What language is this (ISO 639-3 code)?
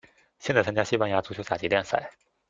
zho